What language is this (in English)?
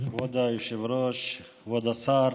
Hebrew